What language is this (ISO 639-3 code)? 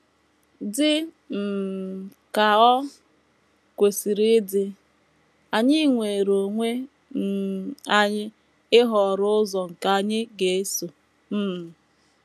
ibo